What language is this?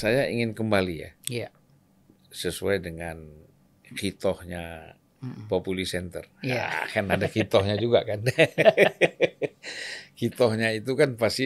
Indonesian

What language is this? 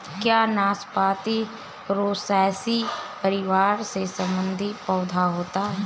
Hindi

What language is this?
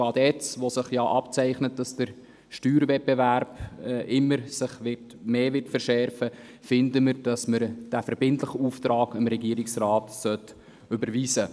Swiss German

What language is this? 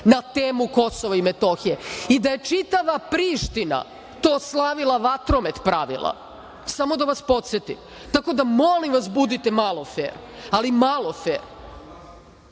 Serbian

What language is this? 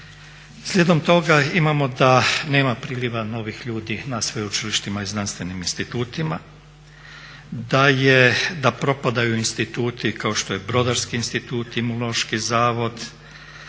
Croatian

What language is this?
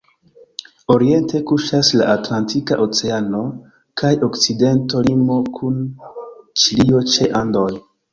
Esperanto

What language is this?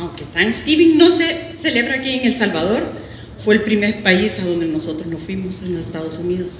Spanish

